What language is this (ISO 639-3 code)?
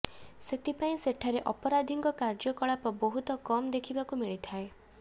ori